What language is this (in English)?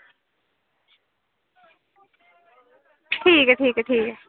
Dogri